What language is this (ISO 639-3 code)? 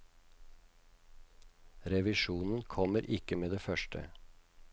nor